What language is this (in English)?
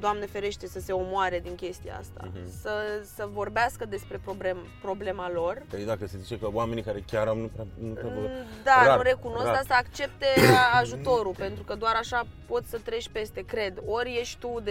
Romanian